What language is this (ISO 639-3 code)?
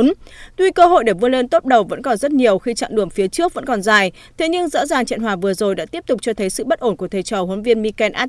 vie